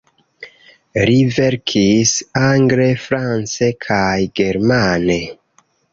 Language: Esperanto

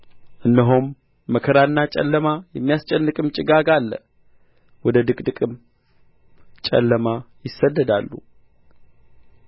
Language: Amharic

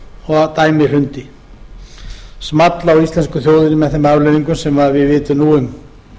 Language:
Icelandic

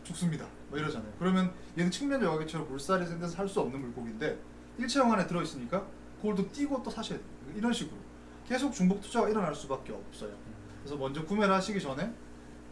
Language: Korean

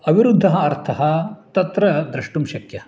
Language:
Sanskrit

